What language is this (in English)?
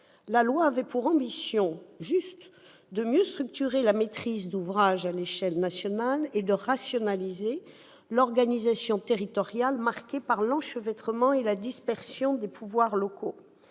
French